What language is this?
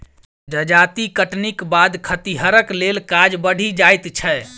Maithili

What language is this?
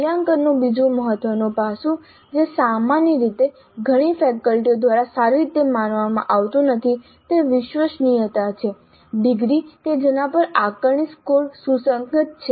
Gujarati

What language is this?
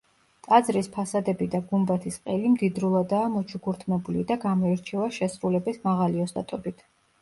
Georgian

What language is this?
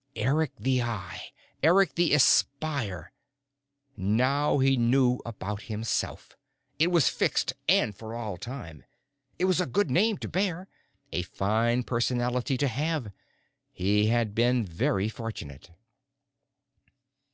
English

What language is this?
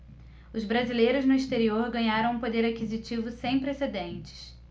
Portuguese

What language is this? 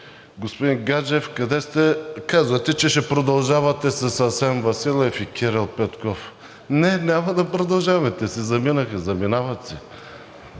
Bulgarian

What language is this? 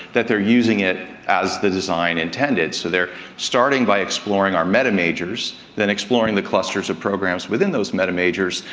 English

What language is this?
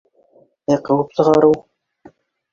Bashkir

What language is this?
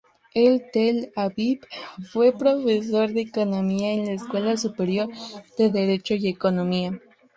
Spanish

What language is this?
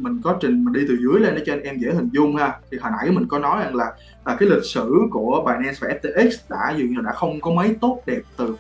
Vietnamese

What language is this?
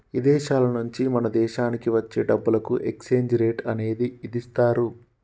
Telugu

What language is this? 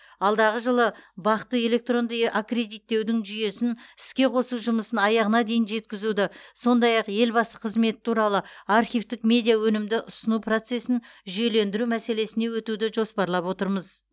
Kazakh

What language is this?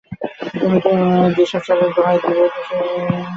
Bangla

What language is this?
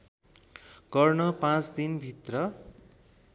Nepali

